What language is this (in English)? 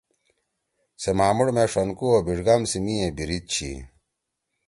Torwali